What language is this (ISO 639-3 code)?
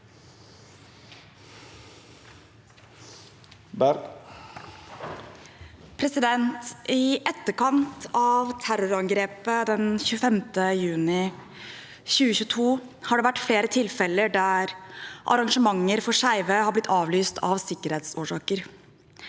nor